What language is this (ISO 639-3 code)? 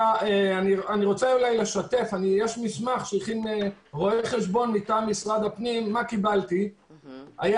heb